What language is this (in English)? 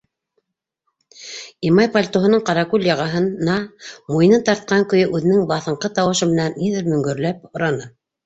Bashkir